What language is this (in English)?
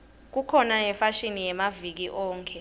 Swati